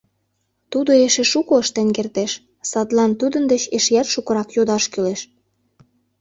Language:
Mari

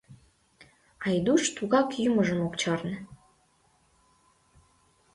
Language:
Mari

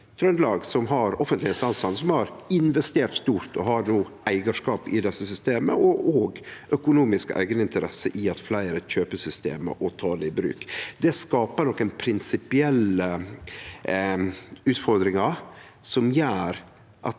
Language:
Norwegian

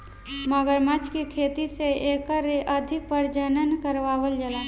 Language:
Bhojpuri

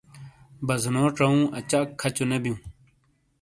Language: Shina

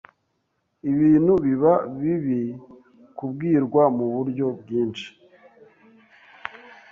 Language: Kinyarwanda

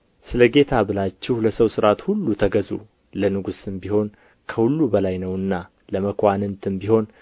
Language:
Amharic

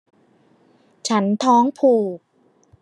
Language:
Thai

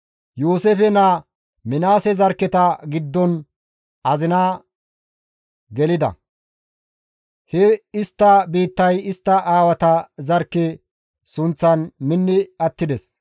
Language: Gamo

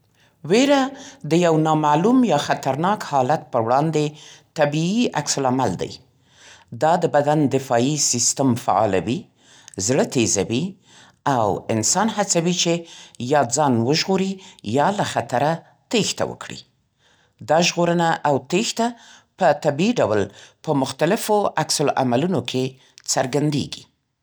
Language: Central Pashto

